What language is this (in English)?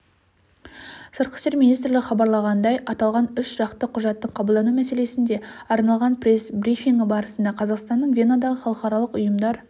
Kazakh